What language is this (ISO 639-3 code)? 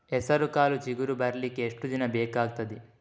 kan